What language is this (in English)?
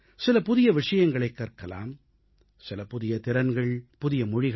Tamil